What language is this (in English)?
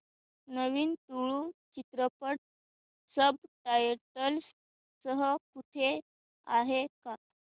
Marathi